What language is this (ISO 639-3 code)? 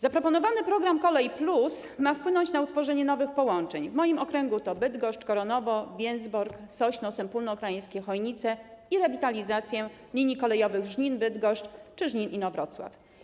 pol